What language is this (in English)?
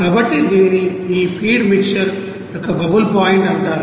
Telugu